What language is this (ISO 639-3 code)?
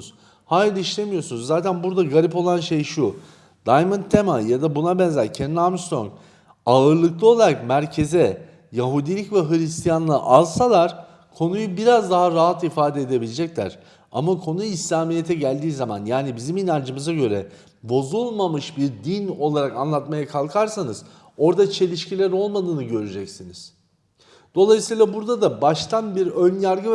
tur